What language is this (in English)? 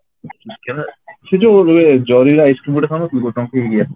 Odia